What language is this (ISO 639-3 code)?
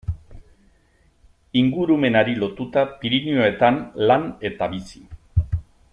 eus